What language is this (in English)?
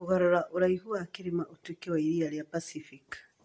Kikuyu